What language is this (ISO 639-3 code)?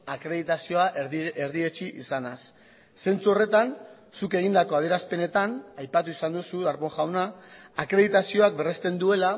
eus